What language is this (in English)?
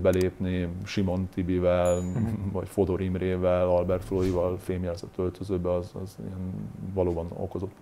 Hungarian